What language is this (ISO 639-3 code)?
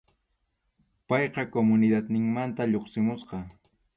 qxu